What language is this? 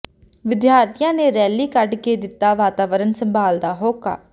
Punjabi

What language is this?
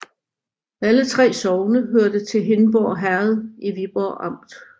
Danish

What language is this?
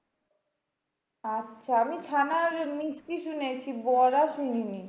Bangla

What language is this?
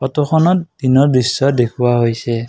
Assamese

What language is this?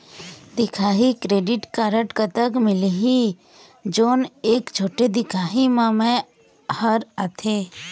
Chhattisgarhi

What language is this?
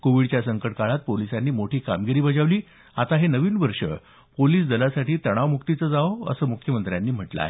Marathi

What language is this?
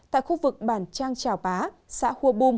Vietnamese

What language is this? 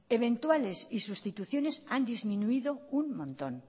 Spanish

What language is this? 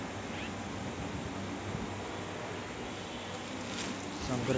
Telugu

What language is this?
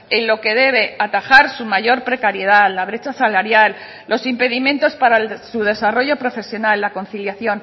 Spanish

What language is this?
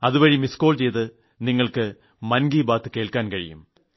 Malayalam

